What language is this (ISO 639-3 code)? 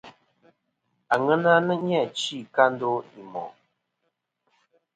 bkm